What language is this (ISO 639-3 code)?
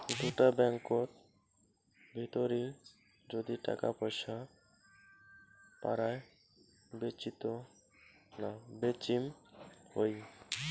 ben